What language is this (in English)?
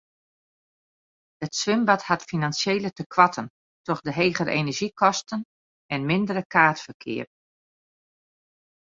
Western Frisian